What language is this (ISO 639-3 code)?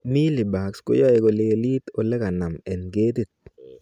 kln